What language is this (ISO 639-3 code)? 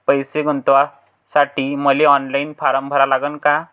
mar